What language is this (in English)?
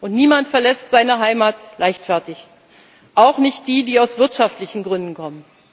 German